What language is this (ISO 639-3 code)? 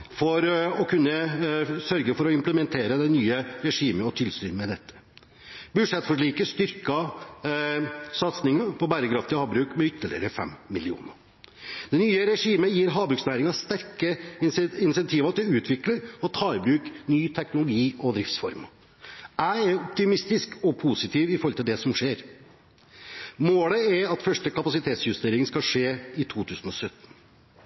nob